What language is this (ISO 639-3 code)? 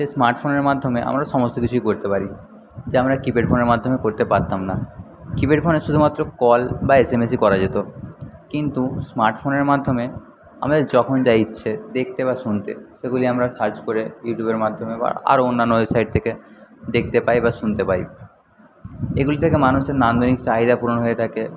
ben